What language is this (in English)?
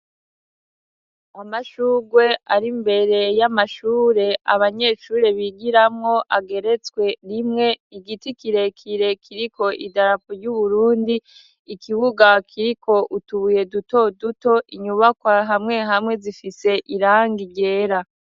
Rundi